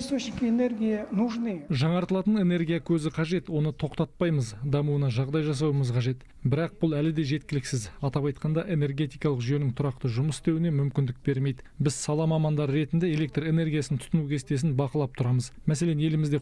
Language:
Russian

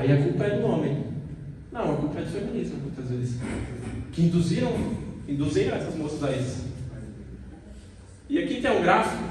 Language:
Portuguese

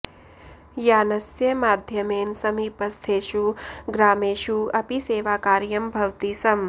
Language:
Sanskrit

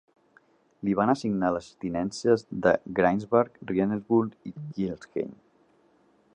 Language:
Catalan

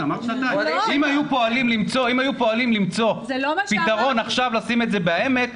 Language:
Hebrew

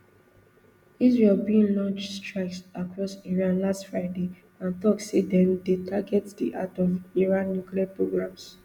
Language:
Nigerian Pidgin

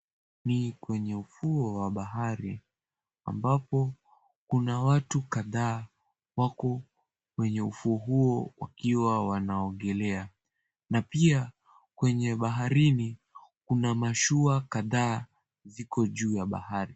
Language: Swahili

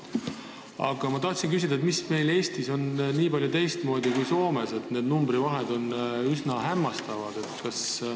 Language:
Estonian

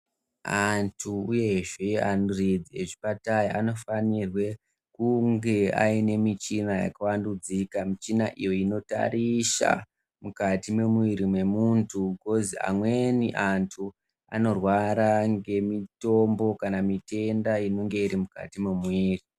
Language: Ndau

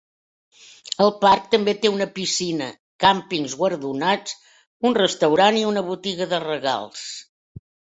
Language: Catalan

